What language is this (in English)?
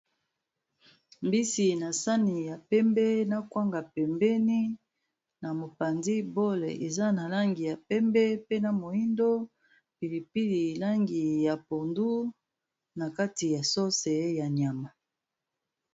Lingala